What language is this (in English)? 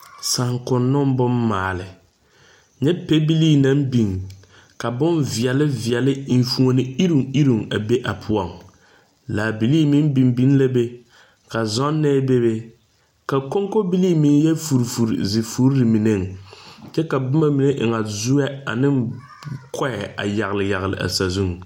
Southern Dagaare